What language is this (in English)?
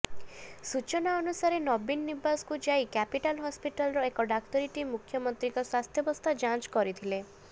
Odia